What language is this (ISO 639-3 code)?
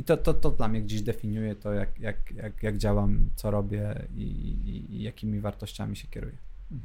pol